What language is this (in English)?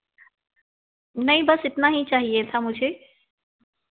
Hindi